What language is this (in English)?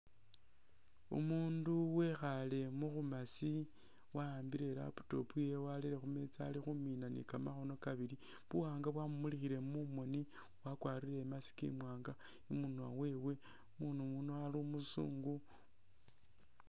Masaaba